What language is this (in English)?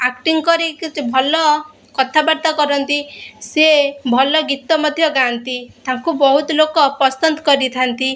Odia